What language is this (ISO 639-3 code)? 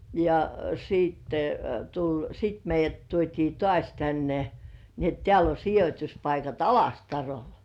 fin